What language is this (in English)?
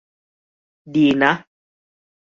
Thai